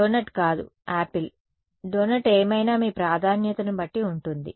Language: Telugu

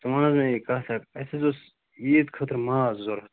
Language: Kashmiri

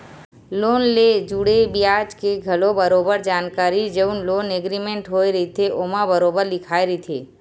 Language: Chhattisgarhi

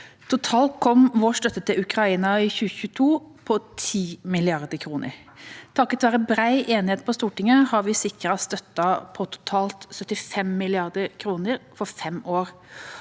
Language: Norwegian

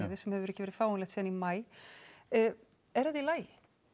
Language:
Icelandic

